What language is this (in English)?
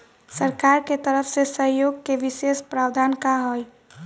Bhojpuri